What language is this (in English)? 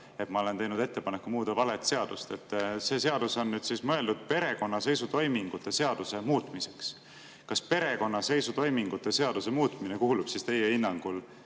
Estonian